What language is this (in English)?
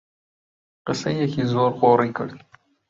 Central Kurdish